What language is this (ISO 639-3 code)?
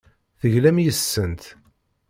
kab